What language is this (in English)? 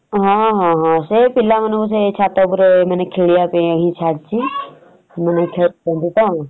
Odia